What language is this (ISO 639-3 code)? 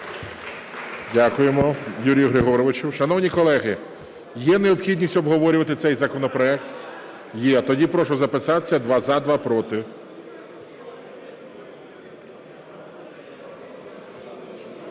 ukr